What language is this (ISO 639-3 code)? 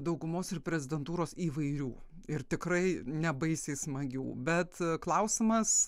lit